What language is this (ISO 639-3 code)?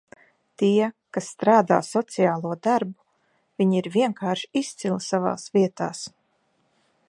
lav